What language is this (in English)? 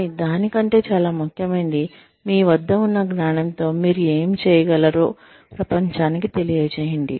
Telugu